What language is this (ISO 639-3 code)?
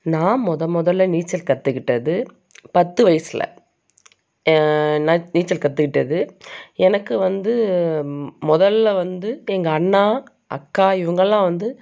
tam